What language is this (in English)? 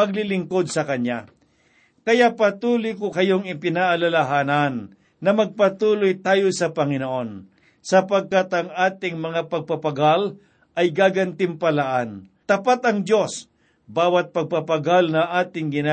Filipino